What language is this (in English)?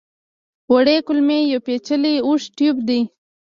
Pashto